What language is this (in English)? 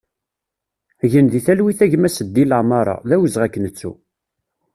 Kabyle